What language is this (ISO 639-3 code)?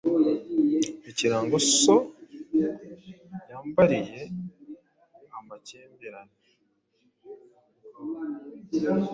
kin